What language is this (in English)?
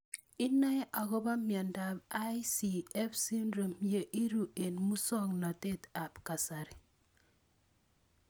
Kalenjin